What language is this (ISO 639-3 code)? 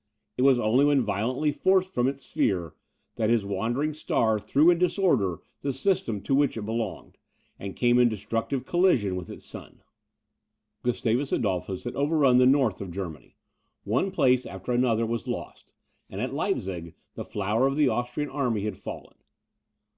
eng